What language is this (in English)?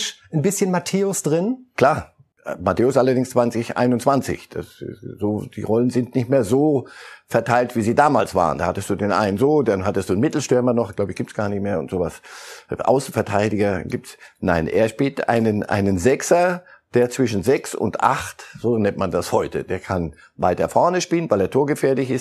German